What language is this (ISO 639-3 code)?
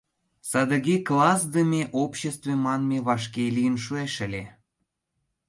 chm